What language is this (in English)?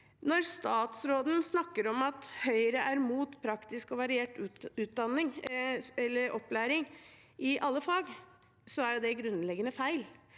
Norwegian